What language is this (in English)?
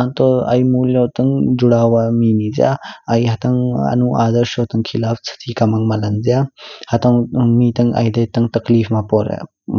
Kinnauri